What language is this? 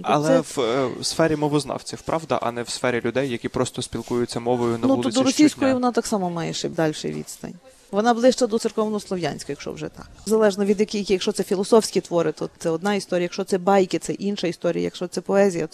Ukrainian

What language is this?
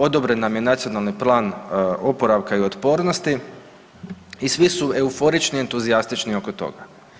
Croatian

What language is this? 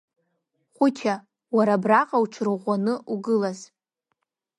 Abkhazian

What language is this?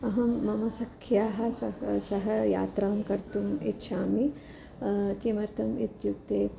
Sanskrit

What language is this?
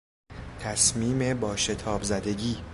Persian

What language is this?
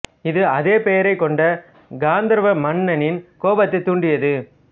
Tamil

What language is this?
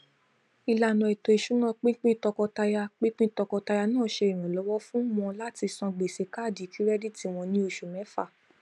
Yoruba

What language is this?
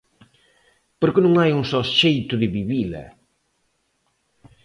Galician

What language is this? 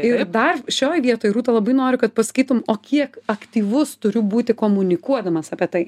Lithuanian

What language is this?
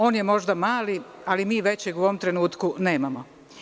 Serbian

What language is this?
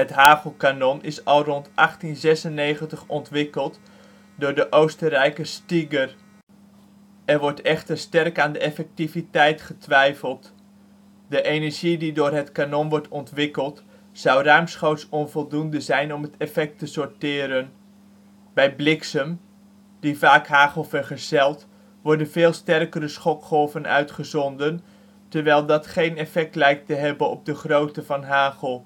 Dutch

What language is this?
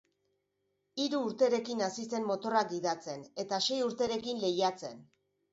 Basque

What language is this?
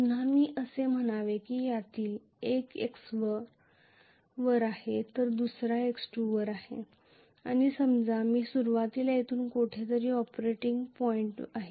Marathi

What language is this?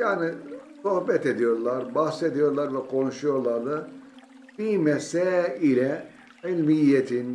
Turkish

